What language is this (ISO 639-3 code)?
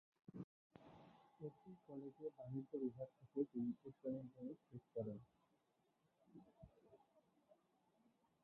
ben